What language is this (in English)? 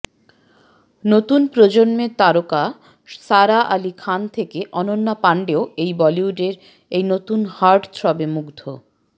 Bangla